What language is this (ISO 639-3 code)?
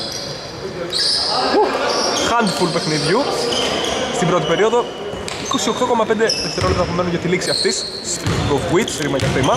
ell